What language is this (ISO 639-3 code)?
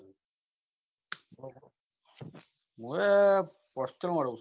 guj